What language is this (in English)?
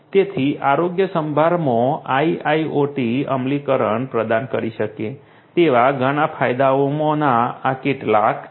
Gujarati